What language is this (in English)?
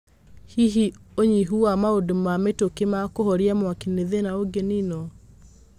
Kikuyu